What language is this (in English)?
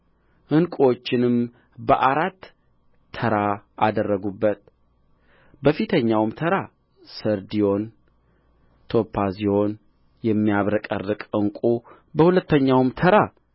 Amharic